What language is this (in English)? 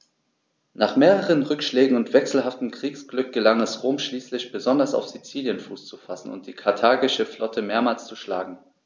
German